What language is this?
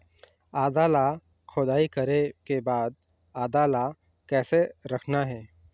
Chhattisgarhi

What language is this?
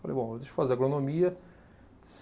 Portuguese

